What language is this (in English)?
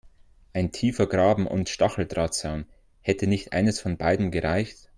German